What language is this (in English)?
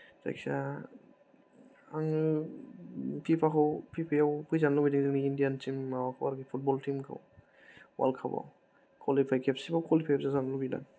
Bodo